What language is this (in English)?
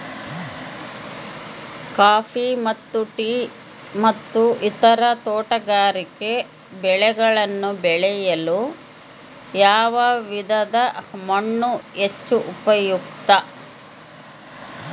Kannada